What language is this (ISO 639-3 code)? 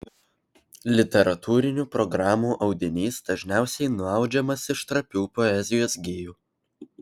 lit